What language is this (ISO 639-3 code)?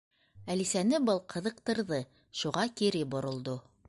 bak